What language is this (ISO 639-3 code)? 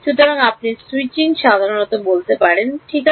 ben